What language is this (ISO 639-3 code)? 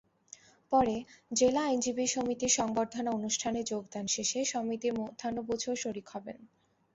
ben